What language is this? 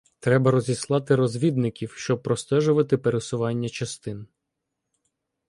Ukrainian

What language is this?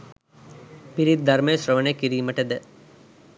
Sinhala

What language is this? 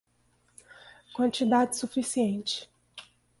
Portuguese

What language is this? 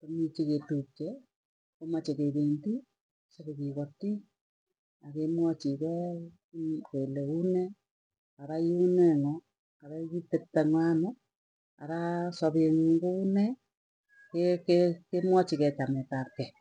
Tugen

